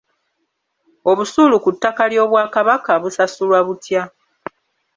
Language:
Ganda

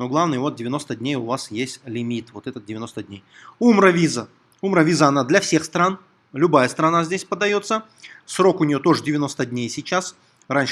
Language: Russian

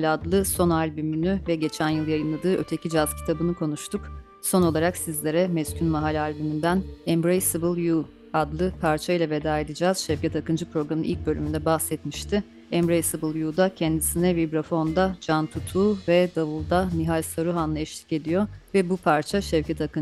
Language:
Turkish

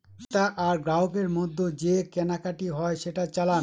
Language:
Bangla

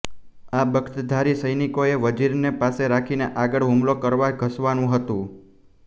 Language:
Gujarati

